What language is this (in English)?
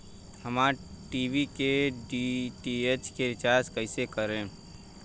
Bhojpuri